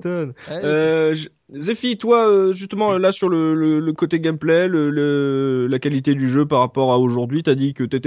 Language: French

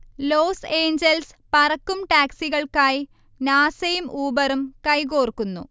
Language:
Malayalam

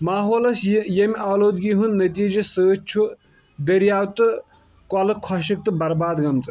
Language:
Kashmiri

